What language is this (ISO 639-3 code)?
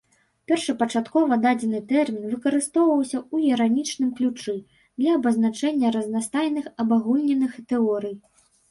bel